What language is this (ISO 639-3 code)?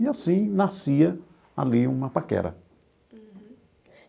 por